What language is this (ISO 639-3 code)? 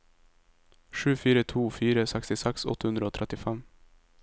nor